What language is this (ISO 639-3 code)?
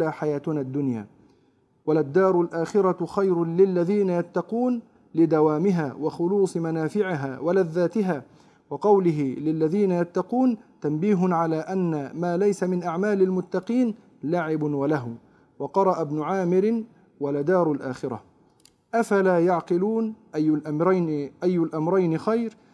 ara